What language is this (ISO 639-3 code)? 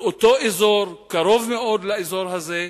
heb